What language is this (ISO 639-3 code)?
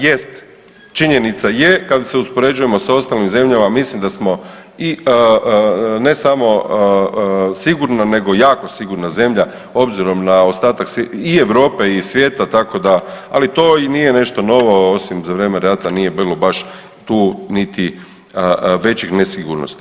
hrv